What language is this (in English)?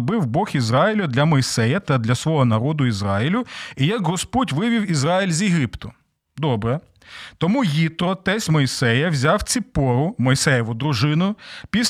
Ukrainian